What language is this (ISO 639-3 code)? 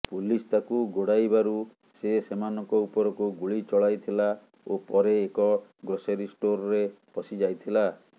ori